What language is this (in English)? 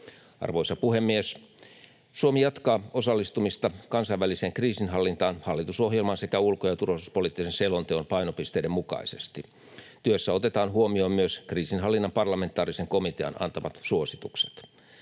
Finnish